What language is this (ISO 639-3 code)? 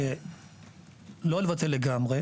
heb